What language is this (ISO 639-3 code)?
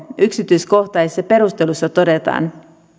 fin